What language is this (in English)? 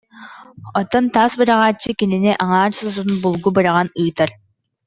Yakut